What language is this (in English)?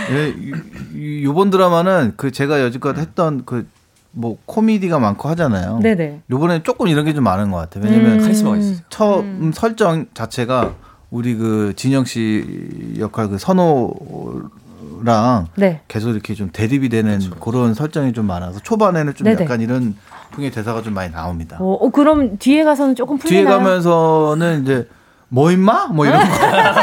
Korean